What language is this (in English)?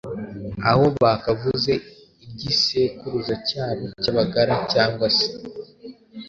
Kinyarwanda